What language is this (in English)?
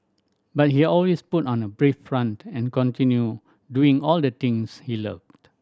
English